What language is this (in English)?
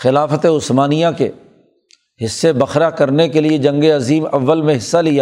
Urdu